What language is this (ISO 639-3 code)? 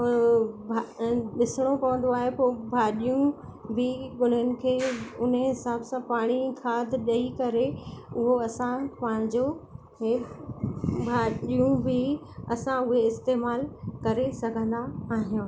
snd